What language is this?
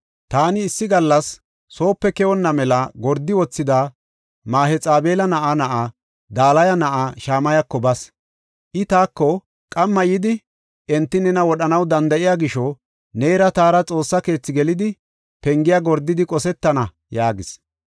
Gofa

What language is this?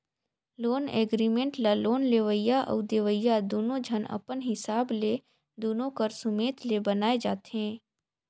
Chhattisgarhi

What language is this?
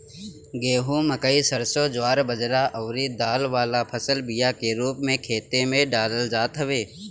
Bhojpuri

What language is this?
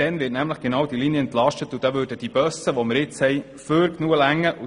Swiss German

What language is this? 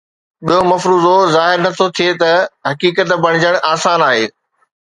Sindhi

